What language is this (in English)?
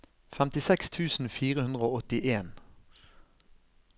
Norwegian